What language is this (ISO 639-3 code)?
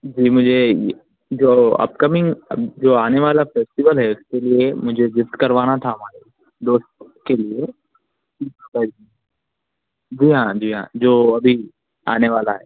urd